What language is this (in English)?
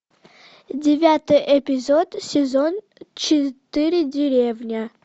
Russian